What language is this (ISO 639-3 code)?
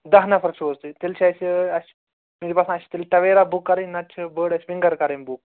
kas